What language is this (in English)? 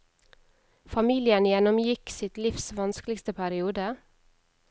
Norwegian